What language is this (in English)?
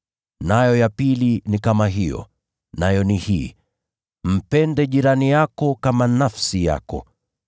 Swahili